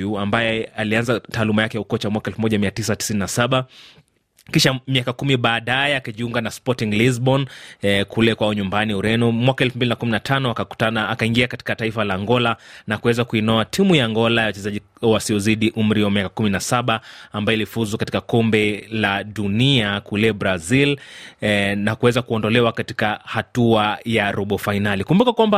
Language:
Swahili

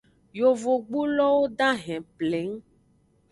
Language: Aja (Benin)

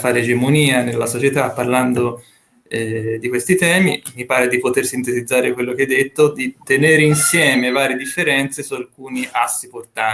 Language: Italian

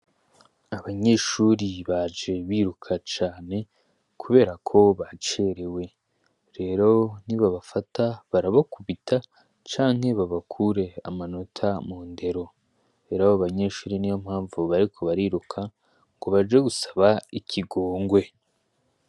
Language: Rundi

